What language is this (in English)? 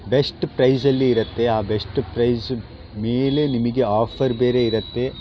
Kannada